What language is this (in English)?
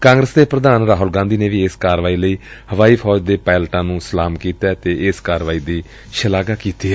Punjabi